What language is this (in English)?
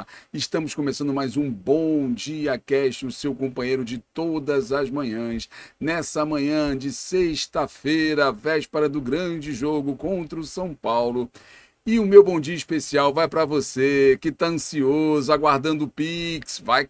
Portuguese